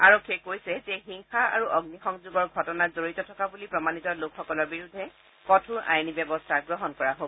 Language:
Assamese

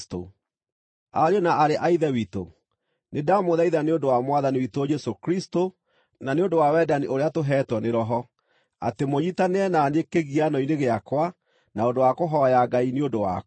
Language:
Kikuyu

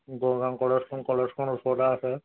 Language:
Assamese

